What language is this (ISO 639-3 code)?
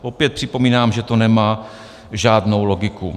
ces